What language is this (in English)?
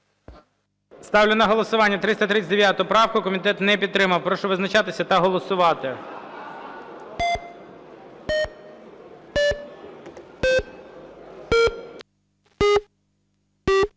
Ukrainian